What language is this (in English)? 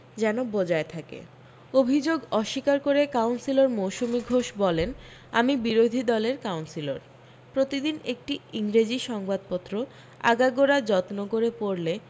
Bangla